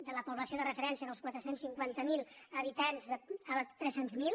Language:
Catalan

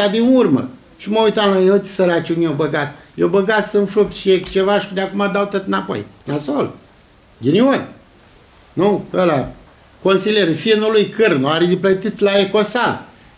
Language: Romanian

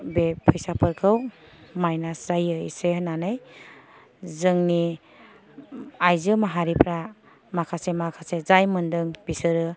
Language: Bodo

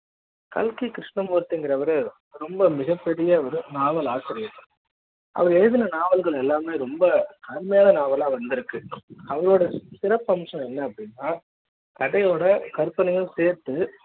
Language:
Tamil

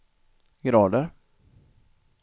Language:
Swedish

